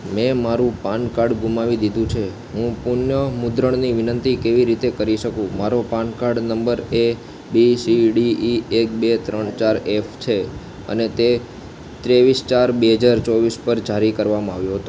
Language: Gujarati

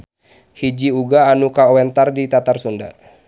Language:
Sundanese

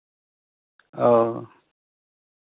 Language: Santali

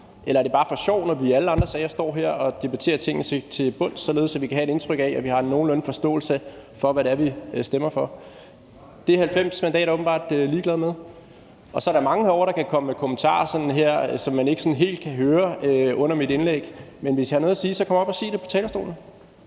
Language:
Danish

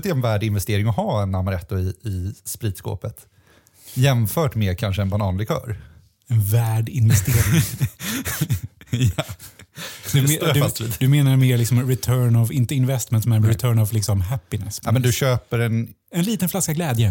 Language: Swedish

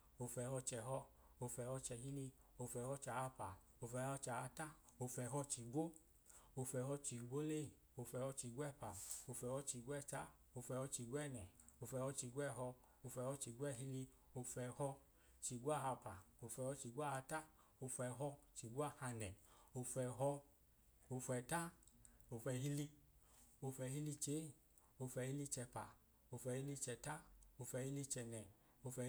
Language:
Idoma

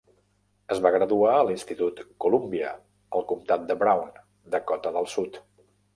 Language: Catalan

